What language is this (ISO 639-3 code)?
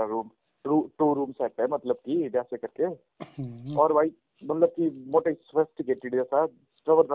hin